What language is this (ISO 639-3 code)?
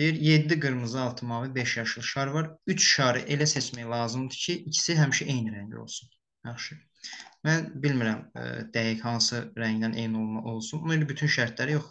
tur